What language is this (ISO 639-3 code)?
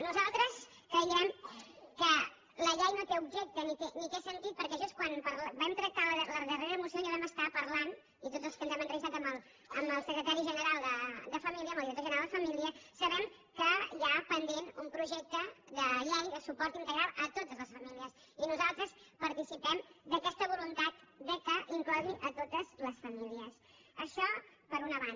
cat